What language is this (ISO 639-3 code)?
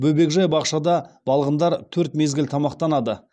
kaz